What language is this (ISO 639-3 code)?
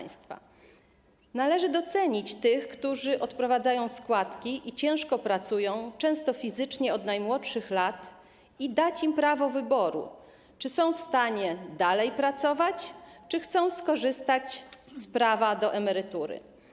pol